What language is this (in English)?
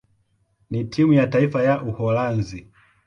Swahili